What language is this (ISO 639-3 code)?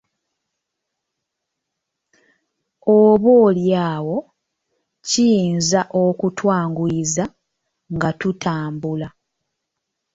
lug